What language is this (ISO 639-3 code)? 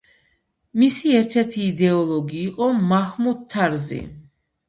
kat